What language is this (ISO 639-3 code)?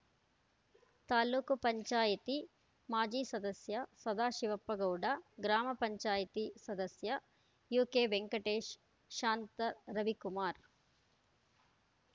kan